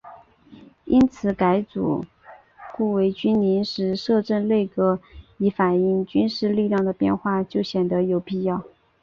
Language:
Chinese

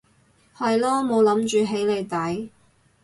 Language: Cantonese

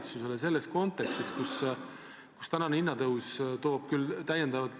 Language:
Estonian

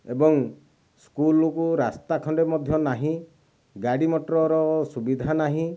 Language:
Odia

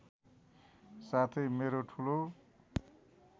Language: Nepali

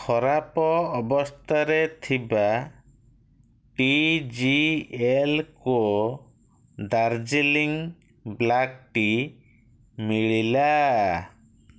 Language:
Odia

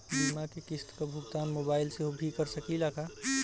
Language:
Bhojpuri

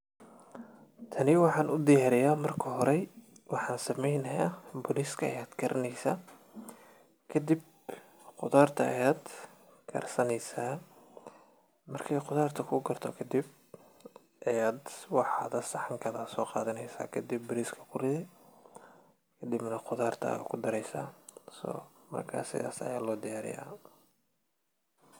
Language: Somali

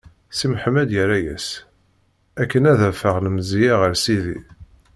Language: Kabyle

